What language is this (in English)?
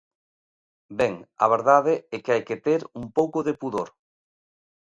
Galician